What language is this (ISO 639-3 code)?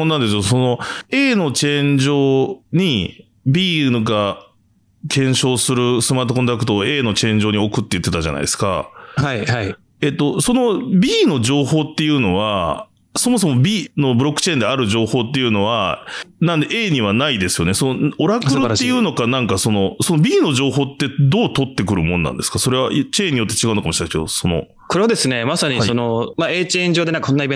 jpn